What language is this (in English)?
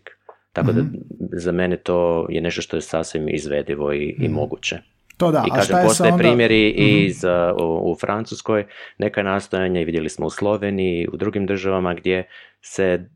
Croatian